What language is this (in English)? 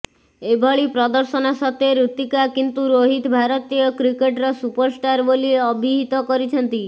Odia